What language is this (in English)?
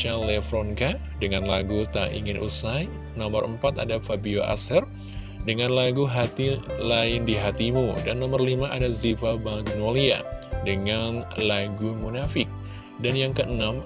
Indonesian